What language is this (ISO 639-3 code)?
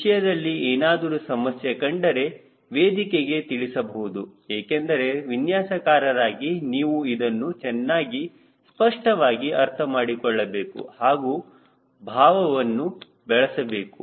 kan